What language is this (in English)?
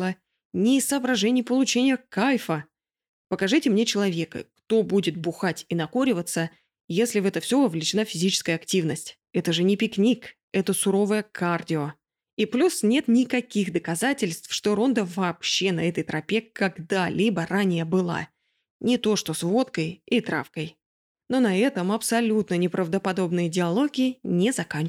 Russian